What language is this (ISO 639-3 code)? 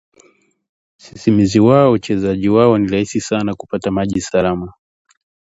swa